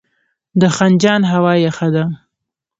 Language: Pashto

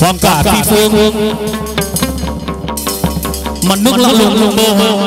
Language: Vietnamese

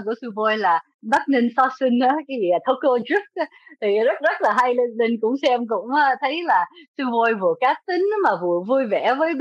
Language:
Vietnamese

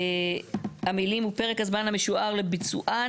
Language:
Hebrew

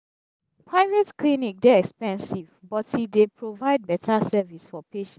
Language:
Nigerian Pidgin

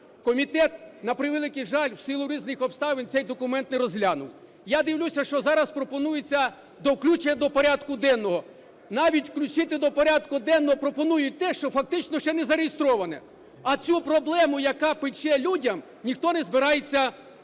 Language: Ukrainian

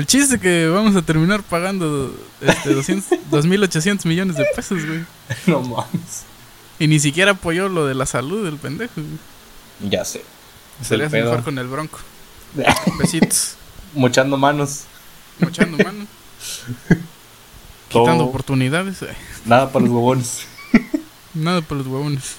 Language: Spanish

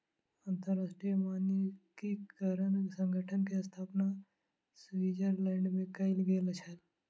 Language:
Maithili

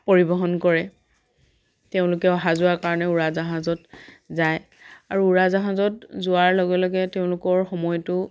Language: Assamese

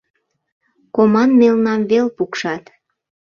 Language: Mari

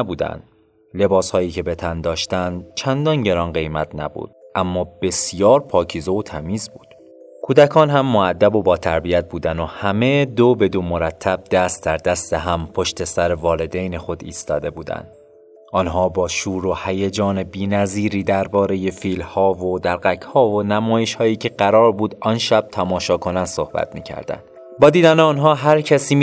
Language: Persian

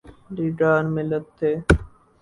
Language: Urdu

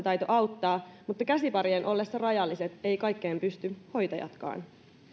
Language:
Finnish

